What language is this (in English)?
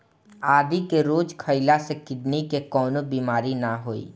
Bhojpuri